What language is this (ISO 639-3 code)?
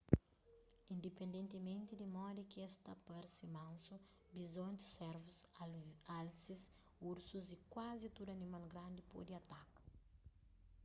kea